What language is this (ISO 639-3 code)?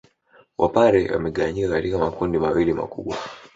swa